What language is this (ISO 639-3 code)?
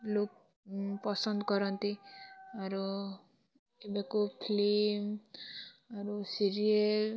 ori